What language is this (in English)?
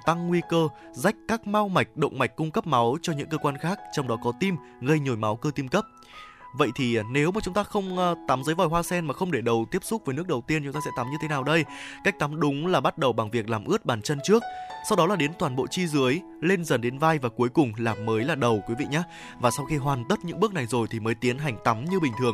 Vietnamese